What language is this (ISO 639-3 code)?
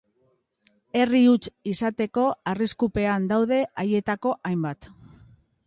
eus